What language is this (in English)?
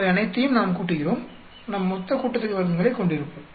Tamil